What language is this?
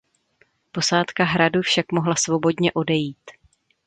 Czech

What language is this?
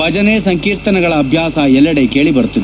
Kannada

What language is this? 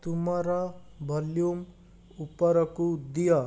Odia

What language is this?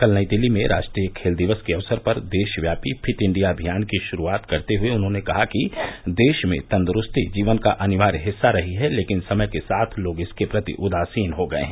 Hindi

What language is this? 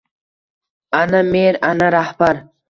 Uzbek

